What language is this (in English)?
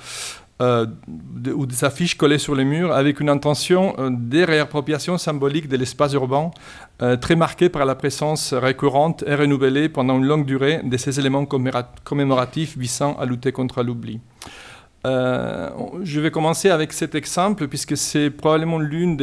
French